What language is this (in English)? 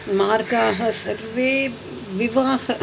Sanskrit